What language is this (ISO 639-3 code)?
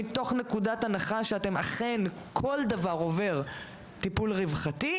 heb